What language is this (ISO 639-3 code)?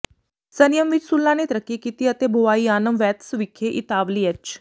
pan